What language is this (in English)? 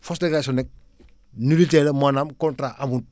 Wolof